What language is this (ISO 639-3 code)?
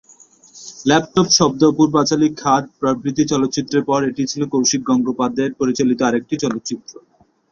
ben